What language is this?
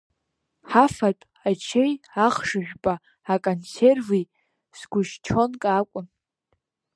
Abkhazian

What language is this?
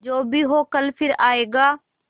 Hindi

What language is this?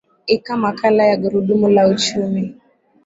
Swahili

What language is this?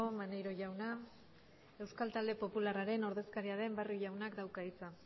Basque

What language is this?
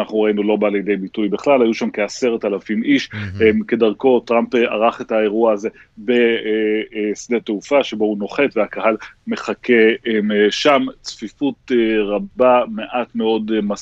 Hebrew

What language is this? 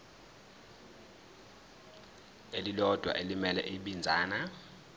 Zulu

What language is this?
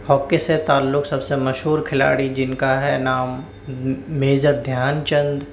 Urdu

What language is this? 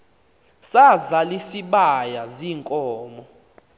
Xhosa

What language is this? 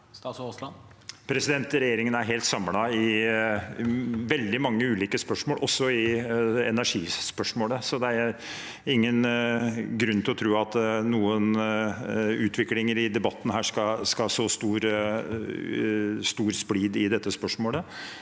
Norwegian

